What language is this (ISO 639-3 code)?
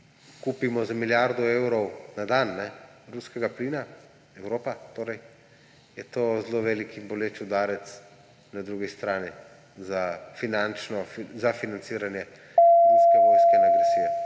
slv